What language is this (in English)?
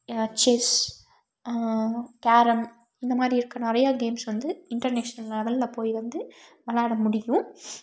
Tamil